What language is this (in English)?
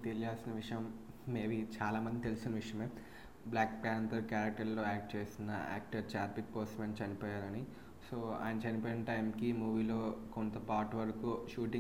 Telugu